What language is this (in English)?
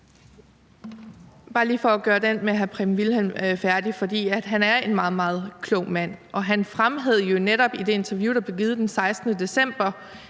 Danish